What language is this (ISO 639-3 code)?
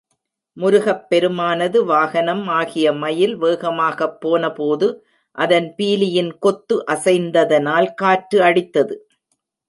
tam